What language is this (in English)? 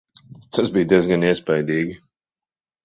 Latvian